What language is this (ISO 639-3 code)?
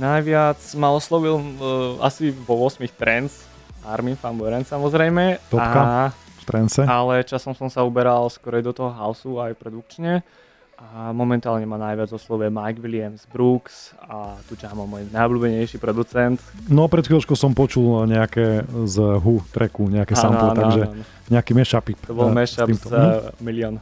slk